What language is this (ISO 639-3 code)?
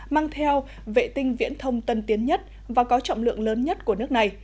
vie